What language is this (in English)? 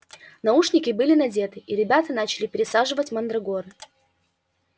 Russian